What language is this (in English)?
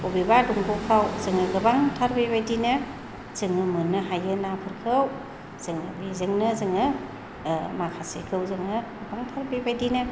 Bodo